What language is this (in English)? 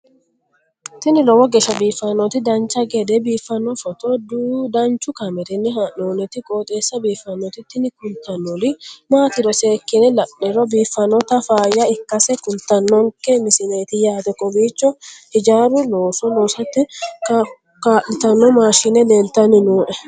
Sidamo